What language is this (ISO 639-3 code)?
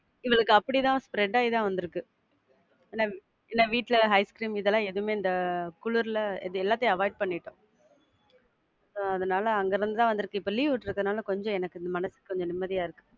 tam